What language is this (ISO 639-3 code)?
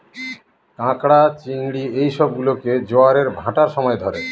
ben